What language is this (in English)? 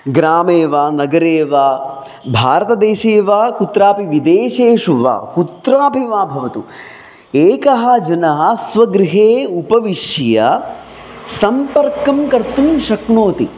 Sanskrit